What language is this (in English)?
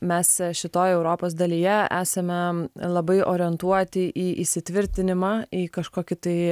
Lithuanian